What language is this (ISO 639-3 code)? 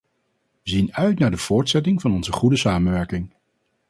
nld